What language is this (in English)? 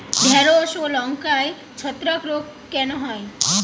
Bangla